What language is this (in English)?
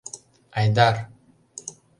Mari